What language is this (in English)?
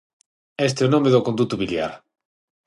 Galician